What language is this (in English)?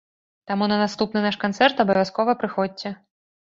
Belarusian